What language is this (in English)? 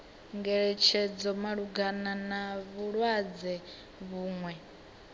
Venda